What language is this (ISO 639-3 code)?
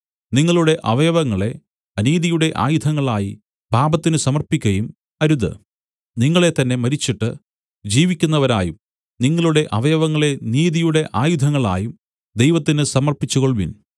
mal